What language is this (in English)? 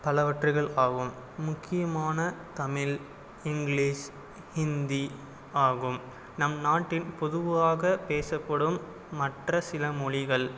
Tamil